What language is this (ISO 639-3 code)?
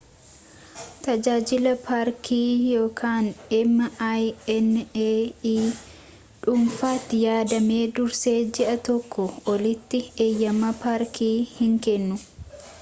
orm